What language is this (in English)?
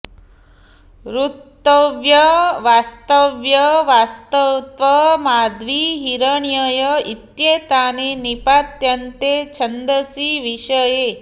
Sanskrit